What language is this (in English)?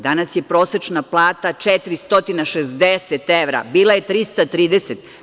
Serbian